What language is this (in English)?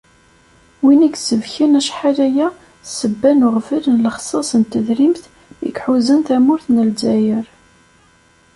Kabyle